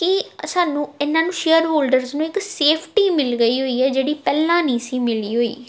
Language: Punjabi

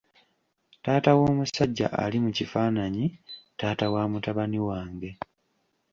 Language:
Ganda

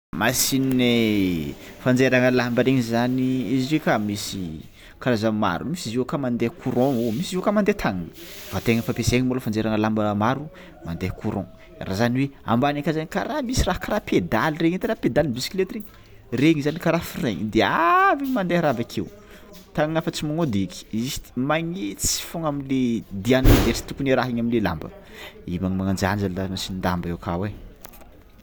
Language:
Tsimihety Malagasy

